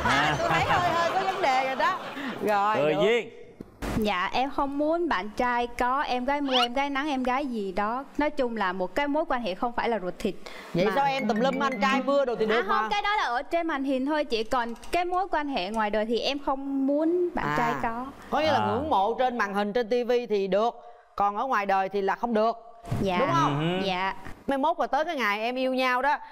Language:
Vietnamese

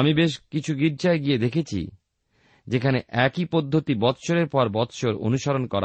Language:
Bangla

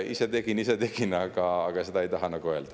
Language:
Estonian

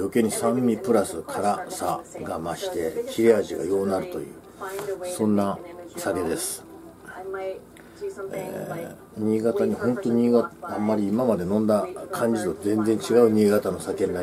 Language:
Japanese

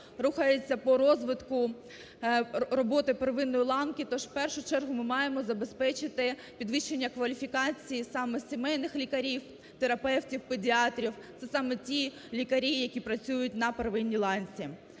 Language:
Ukrainian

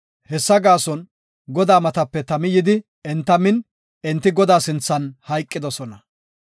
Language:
Gofa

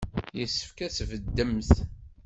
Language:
Kabyle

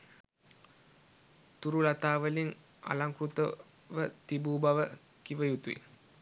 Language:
Sinhala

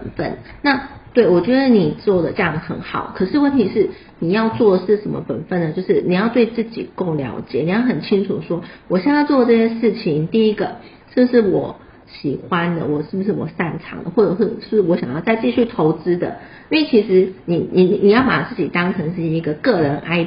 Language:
Chinese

